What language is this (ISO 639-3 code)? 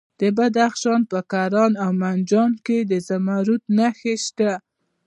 pus